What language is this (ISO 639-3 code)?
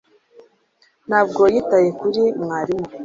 kin